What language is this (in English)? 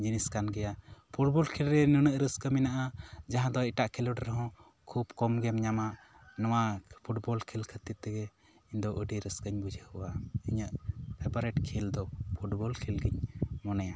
Santali